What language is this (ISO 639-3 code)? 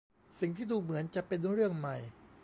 tha